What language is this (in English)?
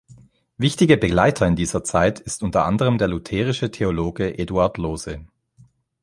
German